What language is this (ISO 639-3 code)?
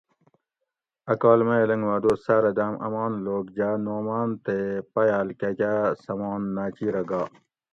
gwc